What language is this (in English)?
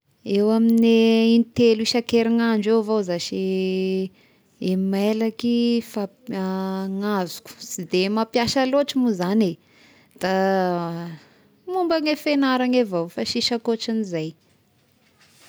Tesaka Malagasy